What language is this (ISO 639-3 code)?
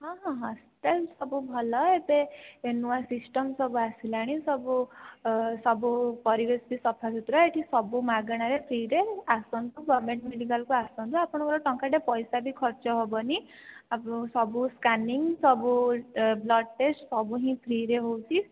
ori